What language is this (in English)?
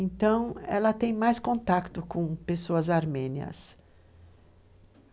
Portuguese